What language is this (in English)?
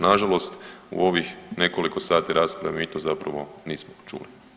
Croatian